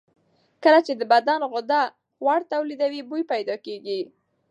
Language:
Pashto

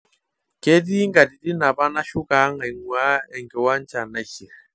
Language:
Masai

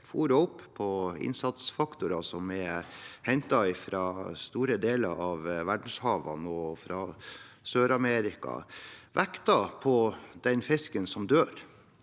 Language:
Norwegian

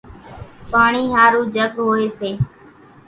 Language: Kachi Koli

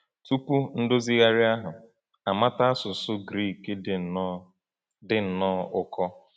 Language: Igbo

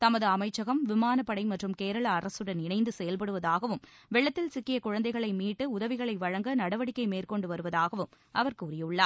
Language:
Tamil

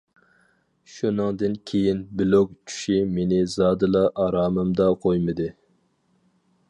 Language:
Uyghur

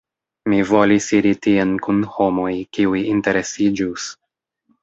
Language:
Esperanto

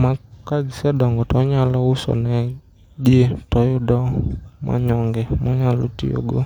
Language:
Luo (Kenya and Tanzania)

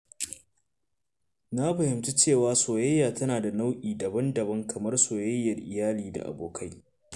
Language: Hausa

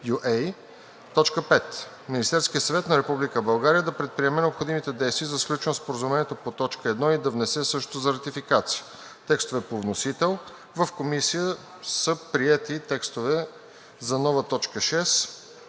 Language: Bulgarian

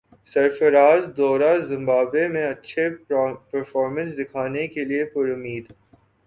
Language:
Urdu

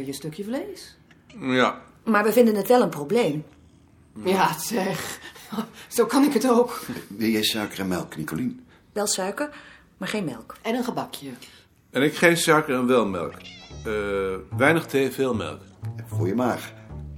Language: Dutch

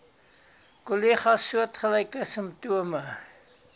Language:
Afrikaans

